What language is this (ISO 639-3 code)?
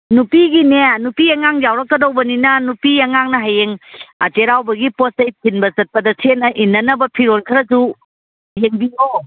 mni